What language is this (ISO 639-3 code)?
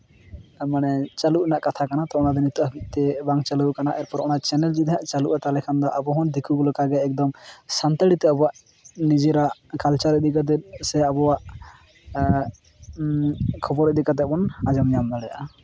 sat